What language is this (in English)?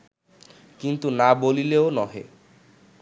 Bangla